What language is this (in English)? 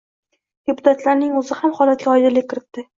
Uzbek